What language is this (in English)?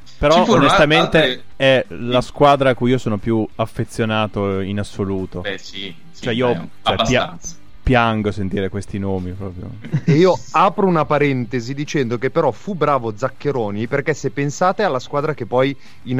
Italian